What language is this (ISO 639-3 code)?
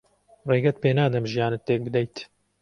ckb